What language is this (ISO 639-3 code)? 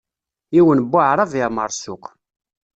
kab